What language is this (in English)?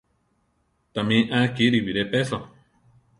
Central Tarahumara